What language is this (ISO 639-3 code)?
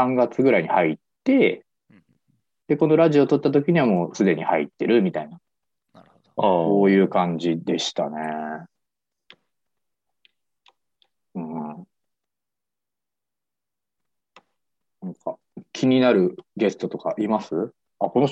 jpn